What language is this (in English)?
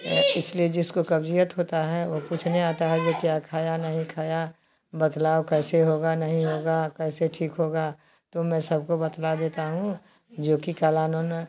Hindi